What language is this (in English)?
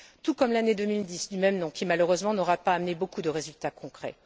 French